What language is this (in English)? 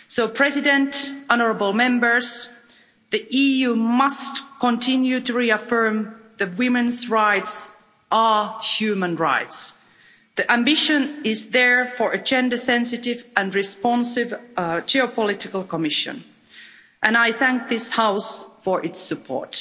English